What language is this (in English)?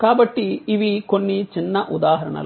Telugu